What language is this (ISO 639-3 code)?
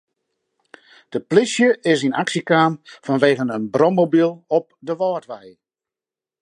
fry